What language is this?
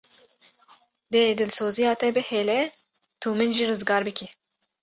Kurdish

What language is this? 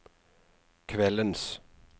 Norwegian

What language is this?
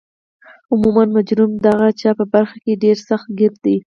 Pashto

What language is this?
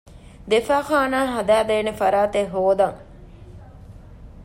Divehi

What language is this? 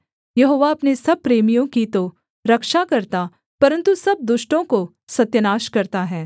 Hindi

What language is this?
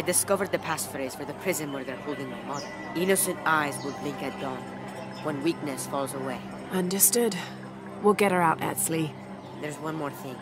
English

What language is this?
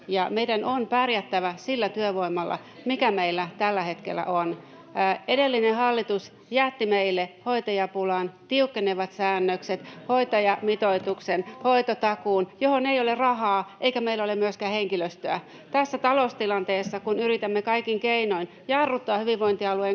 Finnish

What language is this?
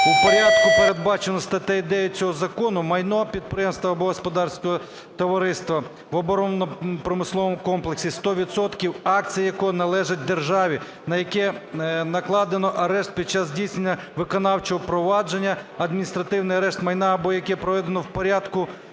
Ukrainian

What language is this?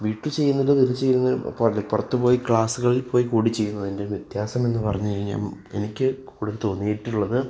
Malayalam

